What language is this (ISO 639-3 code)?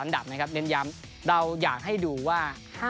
tha